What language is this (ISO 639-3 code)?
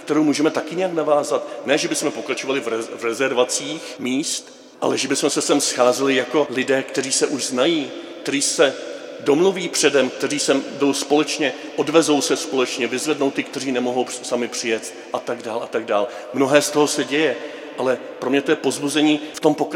ces